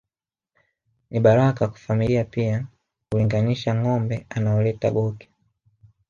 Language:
Swahili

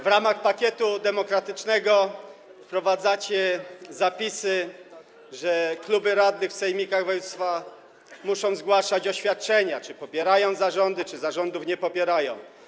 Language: Polish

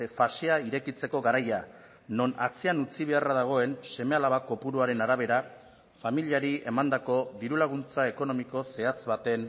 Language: Basque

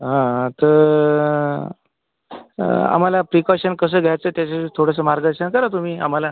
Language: Marathi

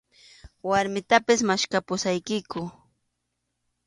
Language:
Arequipa-La Unión Quechua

